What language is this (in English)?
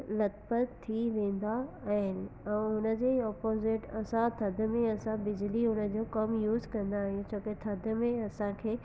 Sindhi